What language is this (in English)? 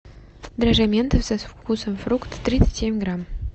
Russian